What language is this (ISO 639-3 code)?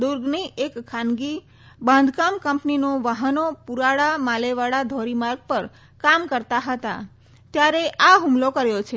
guj